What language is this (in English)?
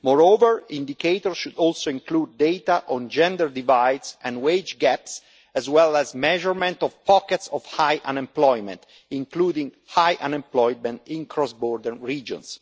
English